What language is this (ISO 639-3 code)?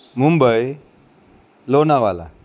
guj